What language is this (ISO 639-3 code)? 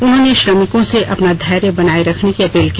hin